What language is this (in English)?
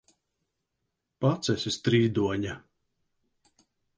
Latvian